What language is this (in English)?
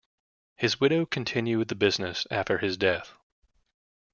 English